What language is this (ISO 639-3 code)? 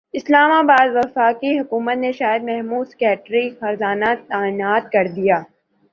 urd